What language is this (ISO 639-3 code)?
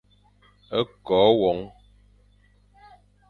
fan